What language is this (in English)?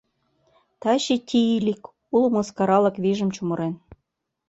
Mari